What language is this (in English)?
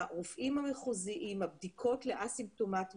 Hebrew